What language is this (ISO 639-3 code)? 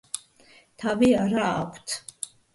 kat